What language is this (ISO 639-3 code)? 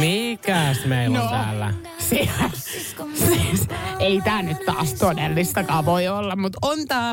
fin